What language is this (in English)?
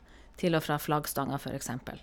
Norwegian